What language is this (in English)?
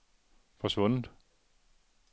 Danish